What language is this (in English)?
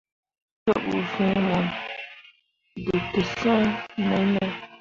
Mundang